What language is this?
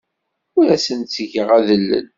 Kabyle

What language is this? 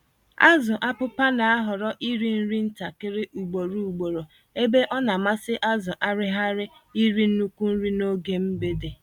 Igbo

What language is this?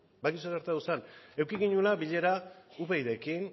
Basque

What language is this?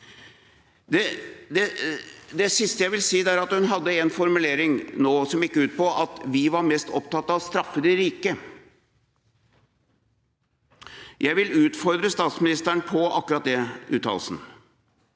Norwegian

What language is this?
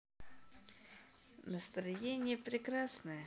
Russian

